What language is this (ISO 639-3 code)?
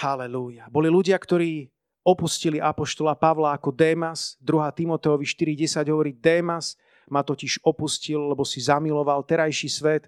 slk